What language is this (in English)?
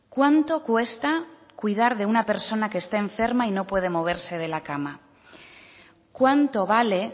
Spanish